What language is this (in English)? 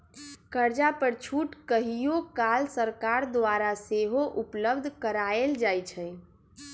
Magahi